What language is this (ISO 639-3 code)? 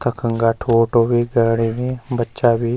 gbm